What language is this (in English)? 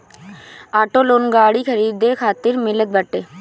Bhojpuri